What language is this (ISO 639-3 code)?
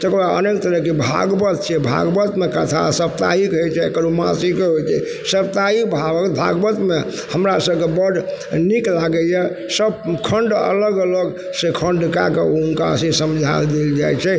mai